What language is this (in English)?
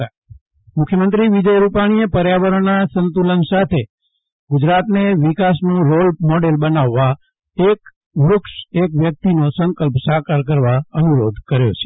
Gujarati